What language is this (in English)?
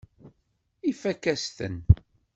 Kabyle